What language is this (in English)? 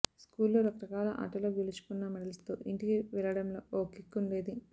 Telugu